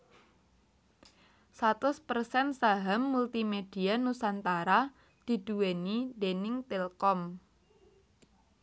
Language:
Javanese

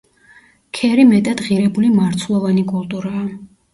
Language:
Georgian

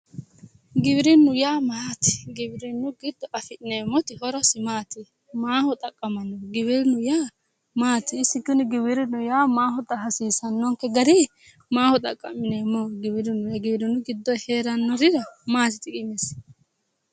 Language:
Sidamo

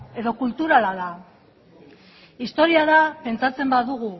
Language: Basque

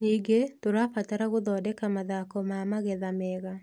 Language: Kikuyu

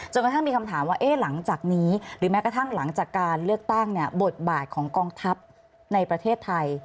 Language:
Thai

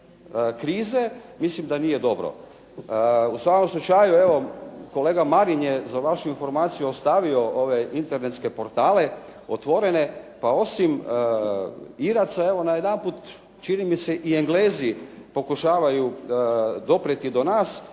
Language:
Croatian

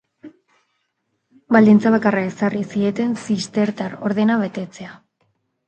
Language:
Basque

